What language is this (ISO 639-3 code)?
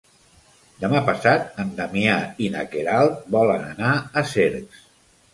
cat